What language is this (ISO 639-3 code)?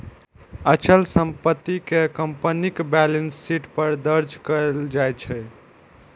mai